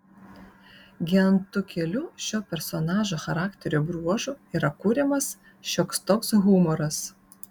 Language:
Lithuanian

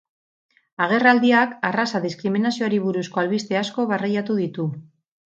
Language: Basque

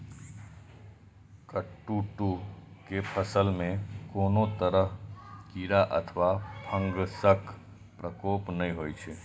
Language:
Maithili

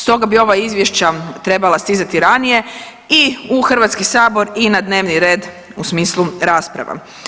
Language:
Croatian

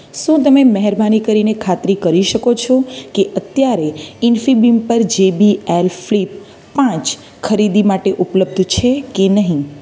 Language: Gujarati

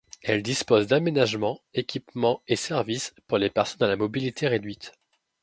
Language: French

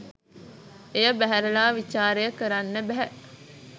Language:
Sinhala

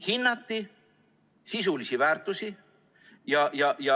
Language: Estonian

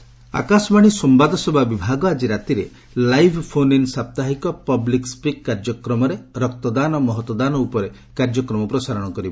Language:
Odia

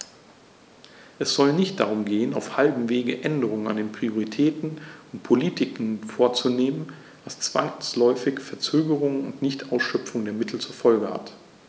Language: German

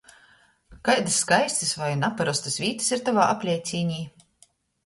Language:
Latgalian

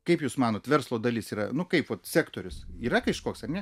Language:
Lithuanian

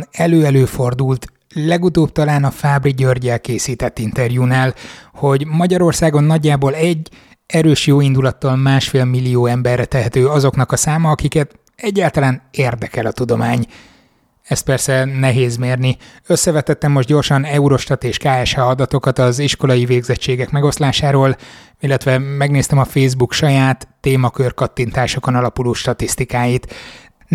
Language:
Hungarian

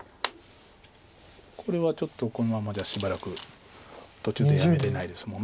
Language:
Japanese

